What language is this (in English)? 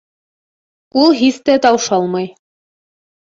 Bashkir